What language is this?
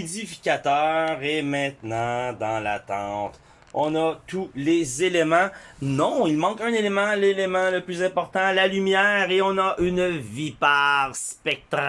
French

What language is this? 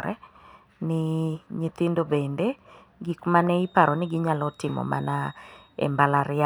Luo (Kenya and Tanzania)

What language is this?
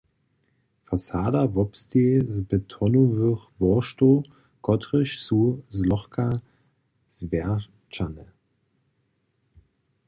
Upper Sorbian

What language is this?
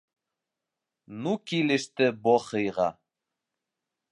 Bashkir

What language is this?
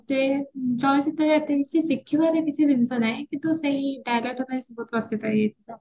Odia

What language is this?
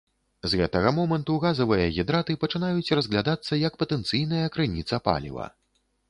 Belarusian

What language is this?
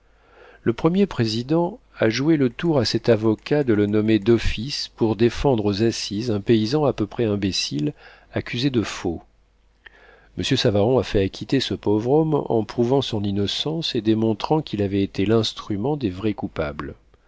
French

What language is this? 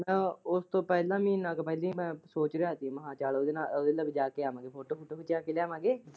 Punjabi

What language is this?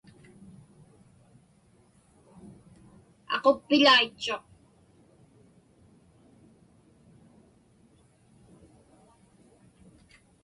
Inupiaq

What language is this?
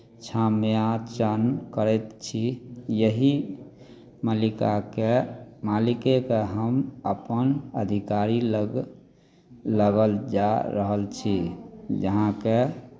Maithili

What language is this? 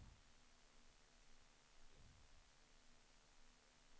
Swedish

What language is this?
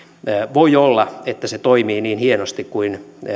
Finnish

